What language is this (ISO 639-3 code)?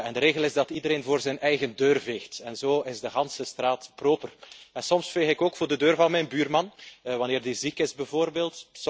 nld